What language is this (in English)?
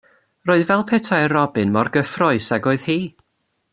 Welsh